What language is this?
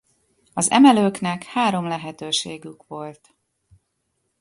Hungarian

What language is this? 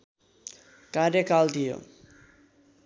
Nepali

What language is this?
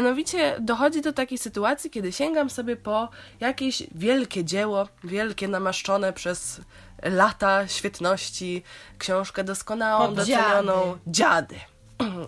Polish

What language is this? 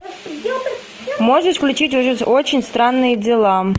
Russian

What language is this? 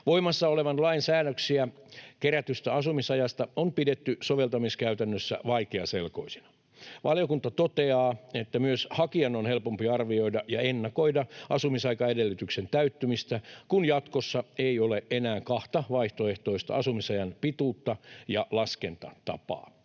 Finnish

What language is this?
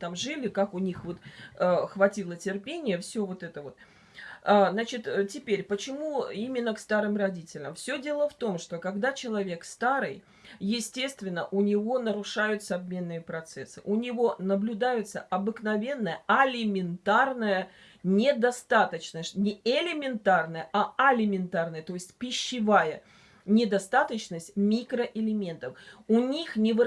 Russian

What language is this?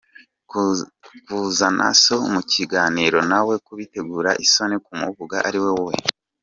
Kinyarwanda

